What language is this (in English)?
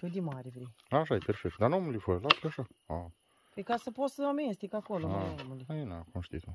Romanian